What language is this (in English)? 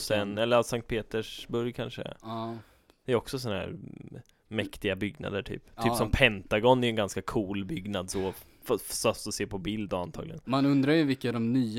Swedish